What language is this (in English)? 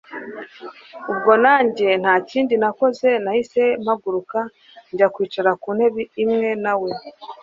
Kinyarwanda